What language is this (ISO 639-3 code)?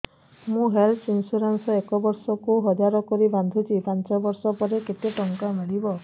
ori